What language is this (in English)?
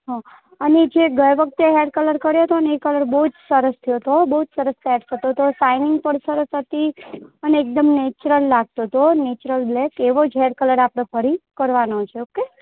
Gujarati